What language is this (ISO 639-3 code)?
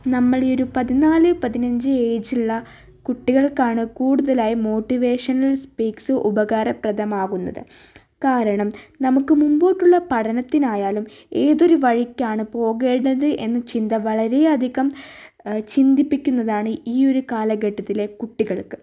mal